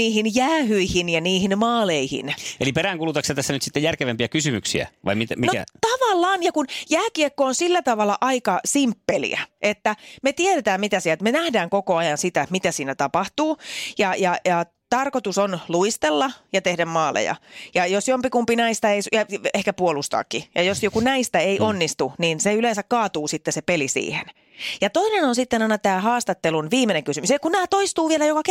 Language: Finnish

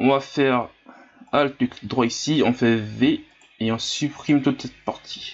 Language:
French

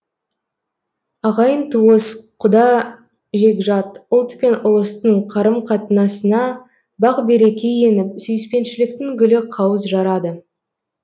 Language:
Kazakh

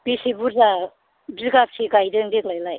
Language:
Bodo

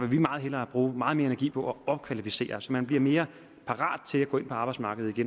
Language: Danish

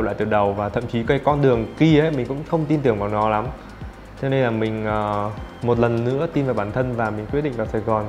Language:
Vietnamese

